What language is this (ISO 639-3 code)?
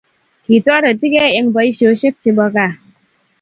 kln